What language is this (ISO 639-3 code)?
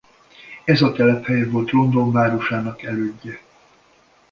hun